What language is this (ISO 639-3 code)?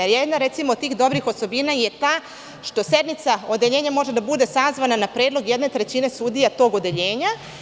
srp